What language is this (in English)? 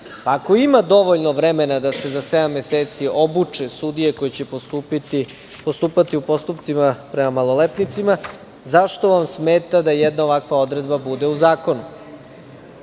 Serbian